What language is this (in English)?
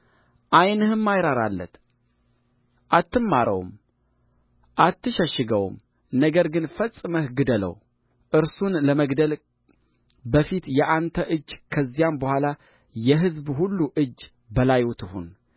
Amharic